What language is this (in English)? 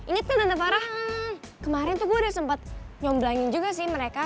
Indonesian